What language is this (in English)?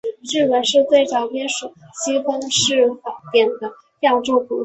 Chinese